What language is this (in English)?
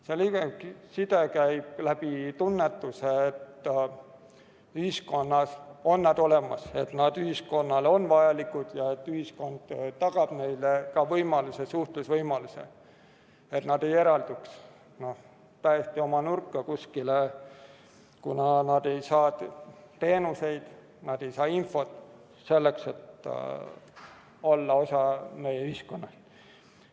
Estonian